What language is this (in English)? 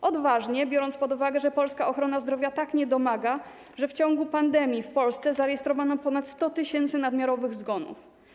Polish